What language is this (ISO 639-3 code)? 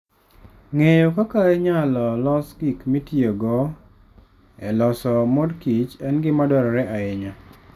luo